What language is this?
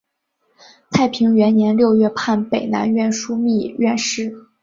Chinese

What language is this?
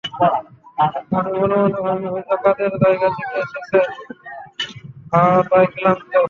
Bangla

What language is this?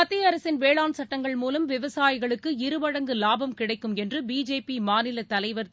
Tamil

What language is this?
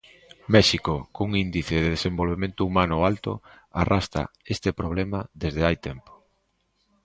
Galician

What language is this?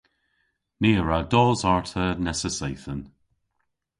Cornish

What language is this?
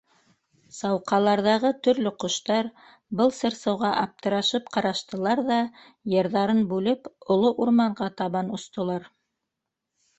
Bashkir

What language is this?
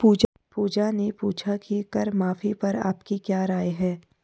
Hindi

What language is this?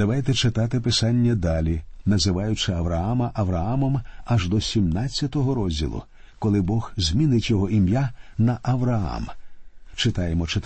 Ukrainian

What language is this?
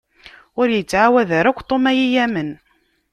Kabyle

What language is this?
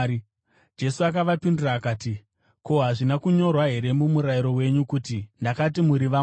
Shona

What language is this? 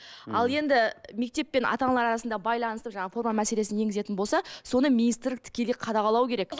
Kazakh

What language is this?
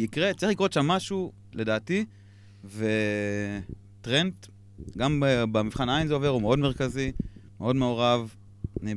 Hebrew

